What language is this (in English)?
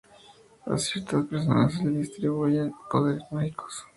Spanish